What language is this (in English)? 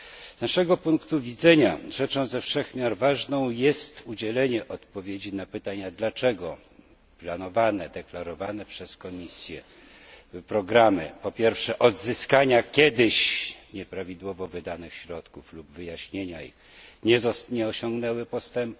Polish